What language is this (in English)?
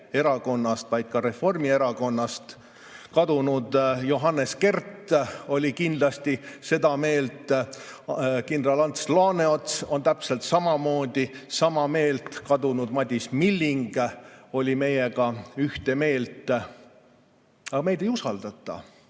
Estonian